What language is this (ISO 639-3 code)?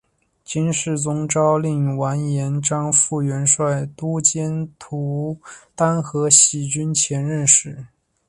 zho